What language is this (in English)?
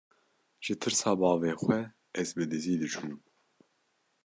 Kurdish